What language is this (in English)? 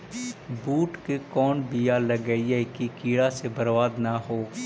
Magahi